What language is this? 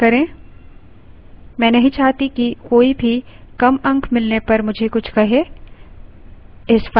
Hindi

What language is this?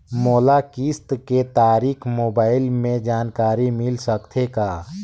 Chhattisgarhi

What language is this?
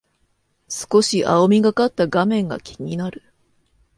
Japanese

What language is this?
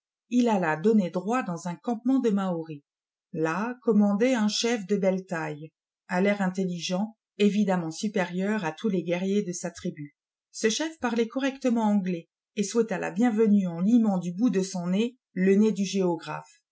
French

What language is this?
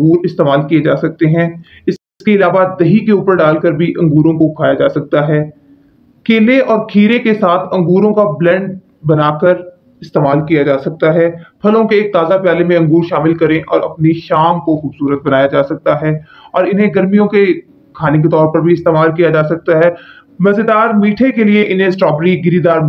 Hindi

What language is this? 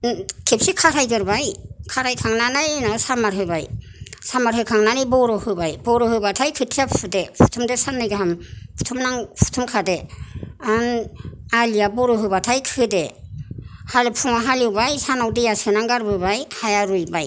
Bodo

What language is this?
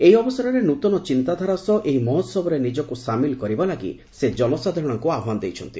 Odia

